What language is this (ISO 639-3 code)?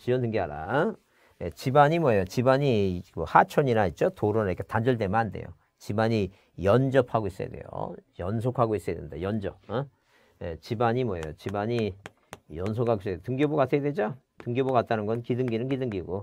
kor